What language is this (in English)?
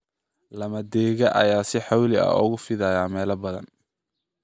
Somali